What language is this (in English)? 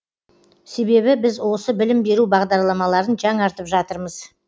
Kazakh